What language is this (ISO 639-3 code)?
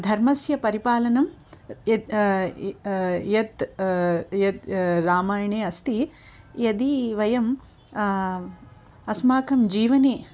san